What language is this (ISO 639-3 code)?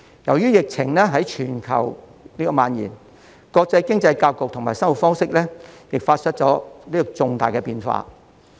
yue